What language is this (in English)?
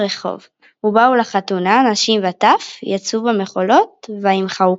Hebrew